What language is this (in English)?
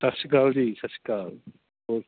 Punjabi